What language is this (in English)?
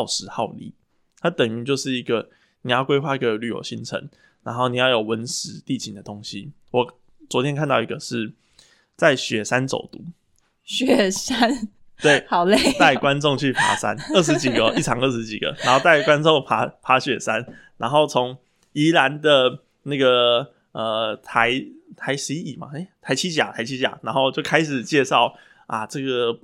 Chinese